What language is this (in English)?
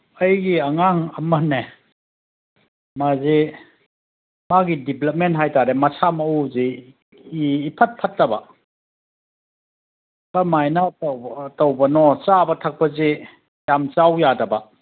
Manipuri